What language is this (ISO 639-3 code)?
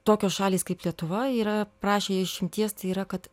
lit